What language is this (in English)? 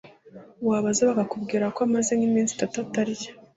Kinyarwanda